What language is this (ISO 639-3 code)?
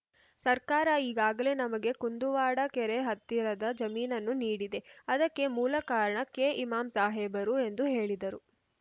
kan